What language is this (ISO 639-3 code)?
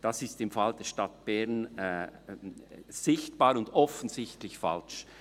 gsw